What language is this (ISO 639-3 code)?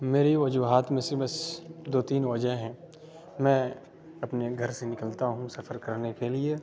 urd